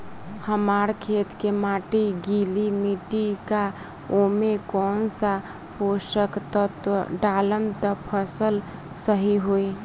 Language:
Bhojpuri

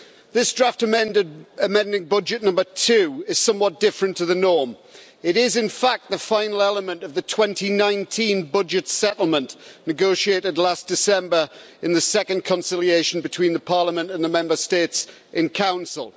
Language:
English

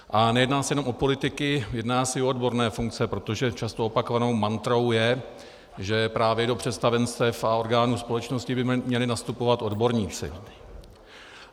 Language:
Czech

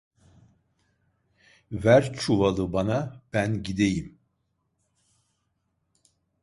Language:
Turkish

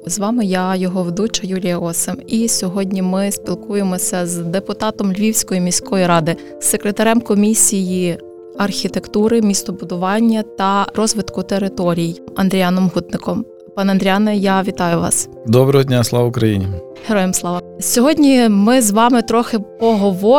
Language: Ukrainian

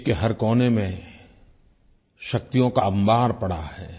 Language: Hindi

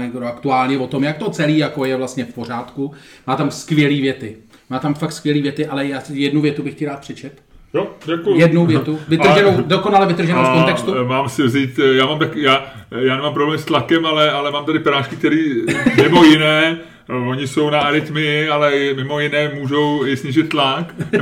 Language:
Czech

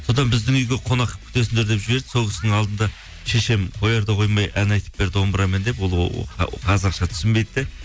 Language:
Kazakh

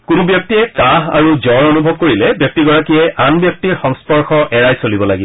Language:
Assamese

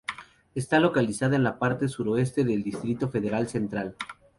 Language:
Spanish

